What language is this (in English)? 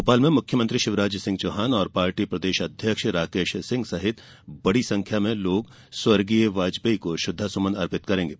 Hindi